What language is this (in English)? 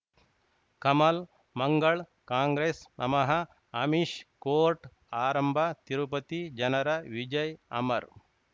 Kannada